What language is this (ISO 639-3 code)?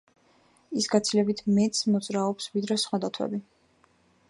kat